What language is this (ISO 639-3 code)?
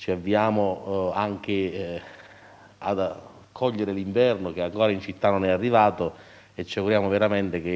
ita